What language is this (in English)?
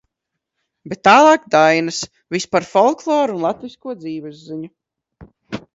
Latvian